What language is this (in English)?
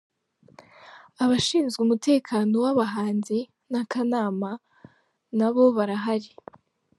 Kinyarwanda